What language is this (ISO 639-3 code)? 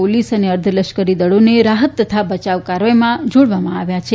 guj